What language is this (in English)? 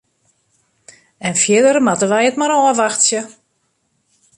Western Frisian